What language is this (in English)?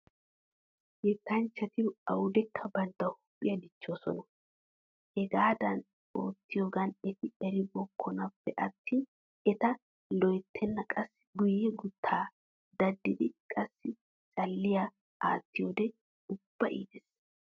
Wolaytta